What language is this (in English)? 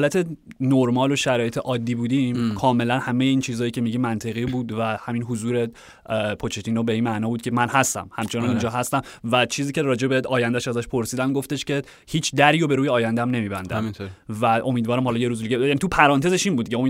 Persian